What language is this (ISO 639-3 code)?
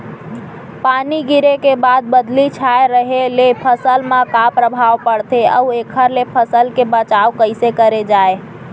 hne